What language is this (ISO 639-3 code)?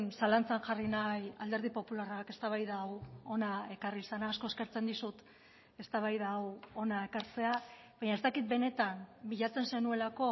eus